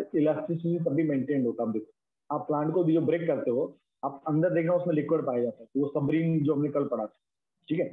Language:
Hindi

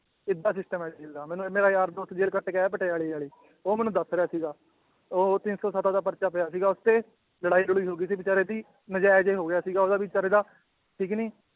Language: Punjabi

